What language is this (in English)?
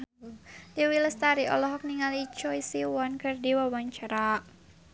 Sundanese